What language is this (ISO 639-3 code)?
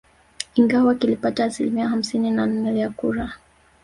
swa